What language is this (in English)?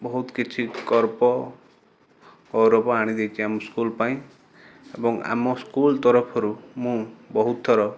Odia